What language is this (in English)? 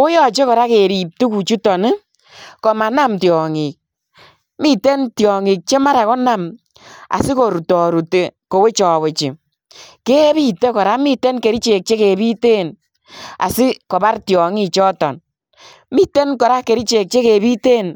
Kalenjin